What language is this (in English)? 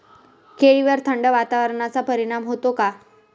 Marathi